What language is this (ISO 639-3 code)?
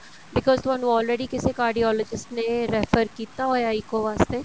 pan